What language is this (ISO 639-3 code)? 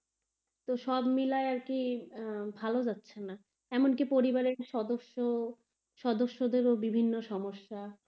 ben